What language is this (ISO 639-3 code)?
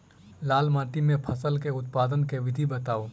mai